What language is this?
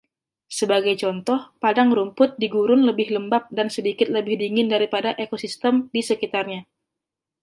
Indonesian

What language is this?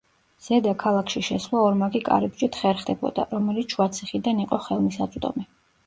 Georgian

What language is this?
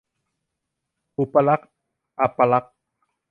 Thai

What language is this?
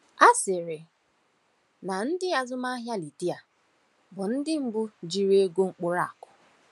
Igbo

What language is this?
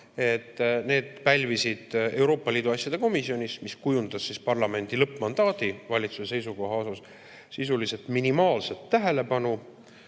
Estonian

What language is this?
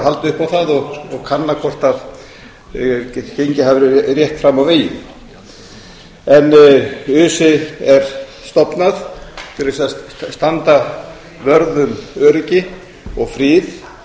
Icelandic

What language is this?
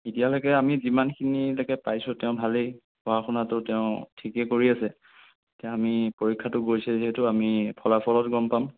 Assamese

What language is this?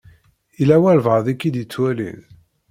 Kabyle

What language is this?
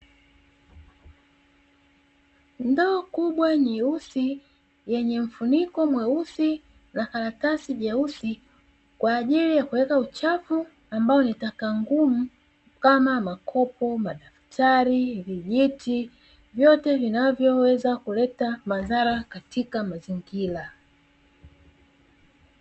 Swahili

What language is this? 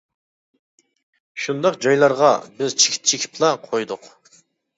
Uyghur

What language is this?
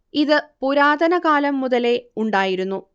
Malayalam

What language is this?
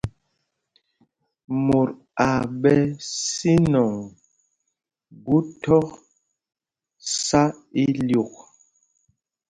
Mpumpong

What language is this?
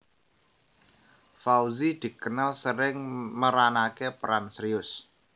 Javanese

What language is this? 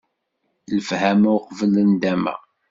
Kabyle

